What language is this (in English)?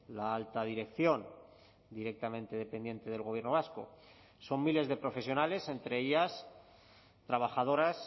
Spanish